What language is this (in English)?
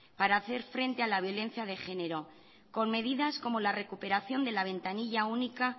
Spanish